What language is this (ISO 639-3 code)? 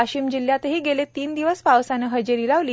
mar